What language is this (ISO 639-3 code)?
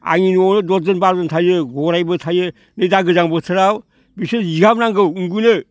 brx